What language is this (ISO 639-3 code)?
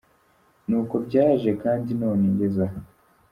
kin